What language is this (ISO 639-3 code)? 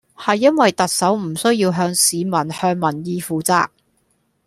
yue